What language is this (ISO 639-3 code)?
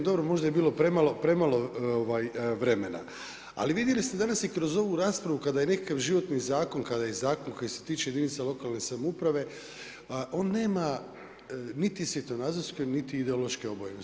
hrv